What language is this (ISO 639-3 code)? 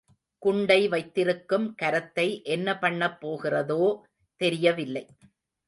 tam